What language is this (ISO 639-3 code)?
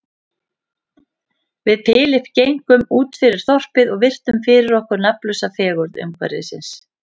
isl